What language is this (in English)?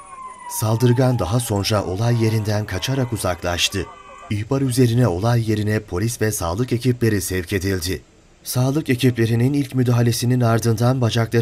Turkish